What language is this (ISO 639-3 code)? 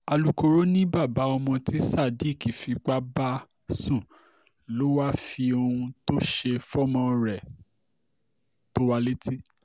yor